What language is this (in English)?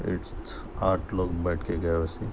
Urdu